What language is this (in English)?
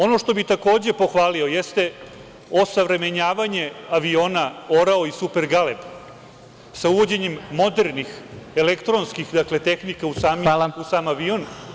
Serbian